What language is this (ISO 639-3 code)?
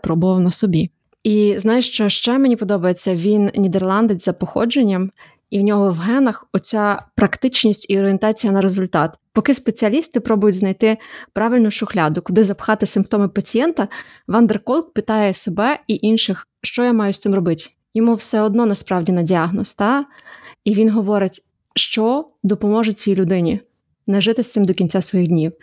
ukr